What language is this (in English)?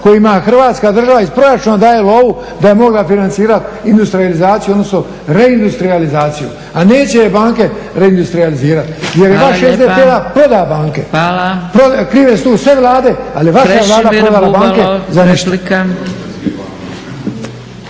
Croatian